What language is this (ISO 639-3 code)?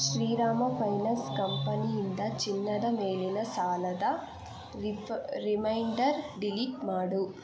kan